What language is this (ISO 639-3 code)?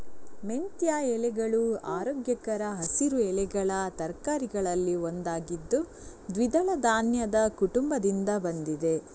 kan